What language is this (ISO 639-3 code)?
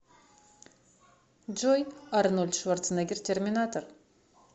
rus